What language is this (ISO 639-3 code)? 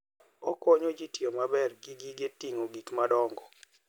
luo